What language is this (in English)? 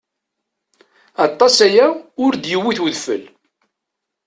Kabyle